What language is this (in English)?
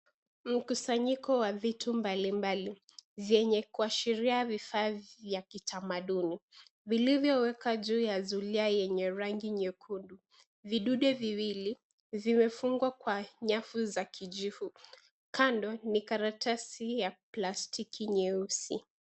Swahili